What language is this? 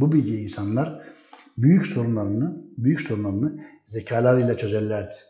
Turkish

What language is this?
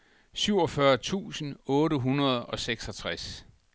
Danish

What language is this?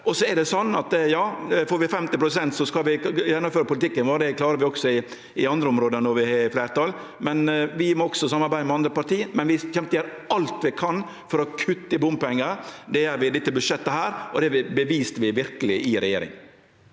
Norwegian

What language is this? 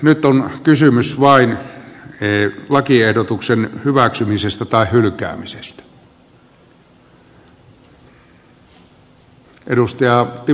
Finnish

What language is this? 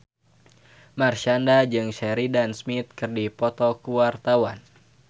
Sundanese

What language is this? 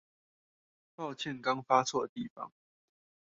Chinese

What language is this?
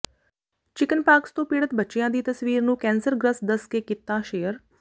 Punjabi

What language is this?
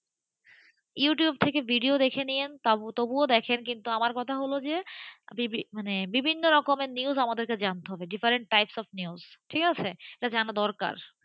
Bangla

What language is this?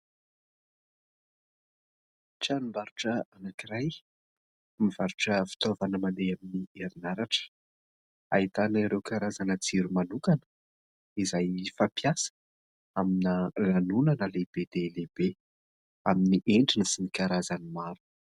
Malagasy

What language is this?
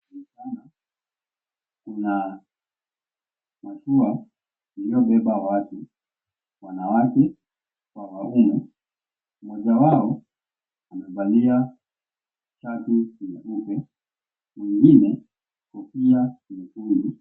Swahili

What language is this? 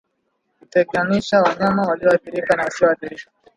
Swahili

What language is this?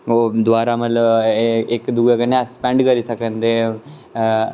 Dogri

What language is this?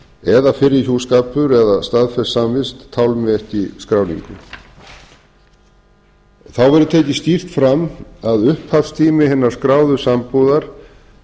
Icelandic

